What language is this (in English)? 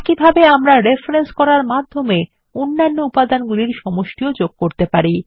Bangla